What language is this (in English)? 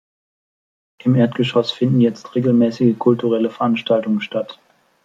German